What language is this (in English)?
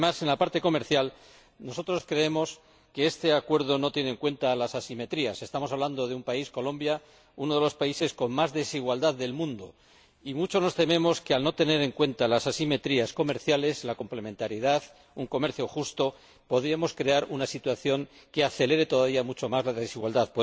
Spanish